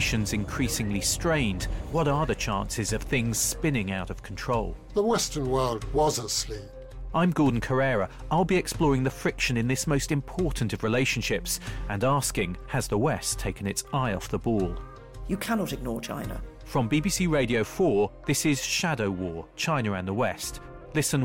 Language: English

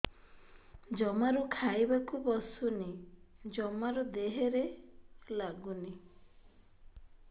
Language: Odia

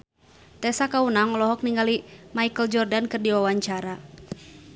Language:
Sundanese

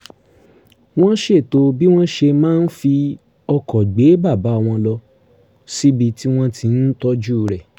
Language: Yoruba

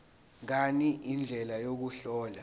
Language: Zulu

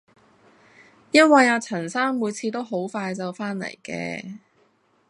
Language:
Cantonese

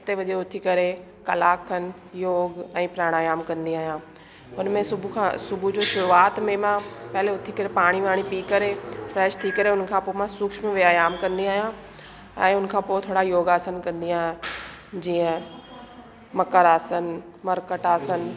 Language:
Sindhi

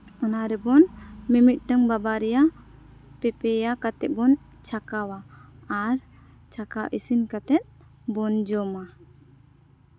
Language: Santali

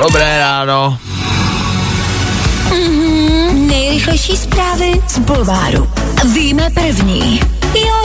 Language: Czech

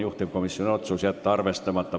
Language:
Estonian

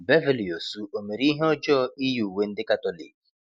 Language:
Igbo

